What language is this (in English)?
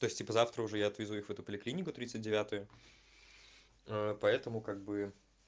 Russian